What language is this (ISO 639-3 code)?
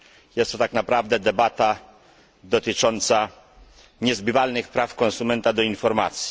pol